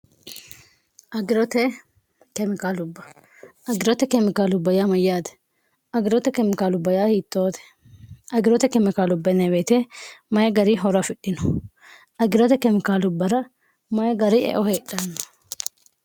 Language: Sidamo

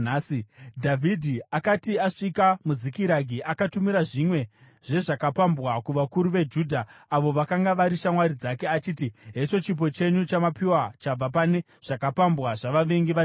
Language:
Shona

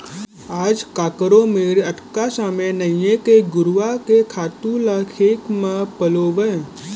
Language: Chhattisgarhi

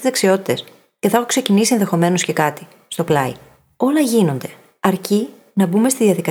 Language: Greek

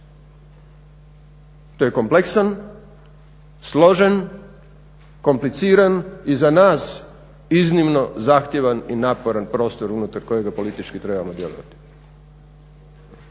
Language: Croatian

